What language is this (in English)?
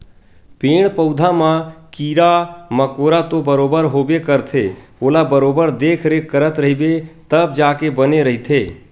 Chhattisgarhi